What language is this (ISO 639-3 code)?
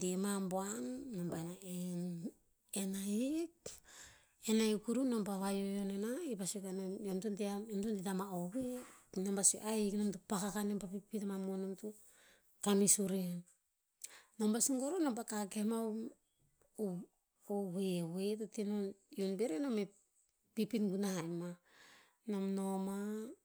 tpz